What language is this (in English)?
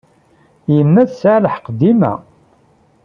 Kabyle